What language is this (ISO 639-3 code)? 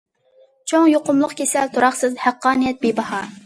uig